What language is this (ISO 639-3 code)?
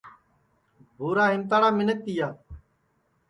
ssi